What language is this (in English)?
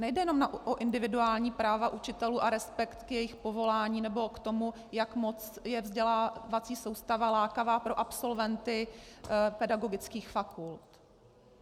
Czech